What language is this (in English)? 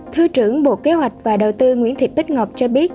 Vietnamese